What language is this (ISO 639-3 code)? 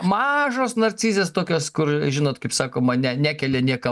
lit